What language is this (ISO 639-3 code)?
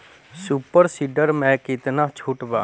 bho